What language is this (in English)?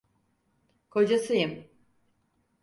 Turkish